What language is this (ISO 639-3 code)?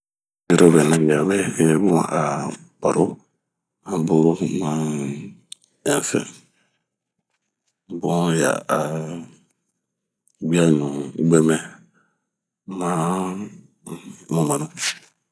bmq